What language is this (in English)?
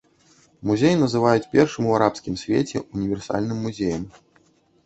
Belarusian